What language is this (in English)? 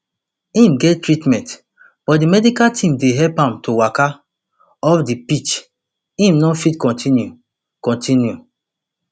Nigerian Pidgin